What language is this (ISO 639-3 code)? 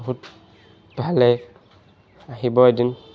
asm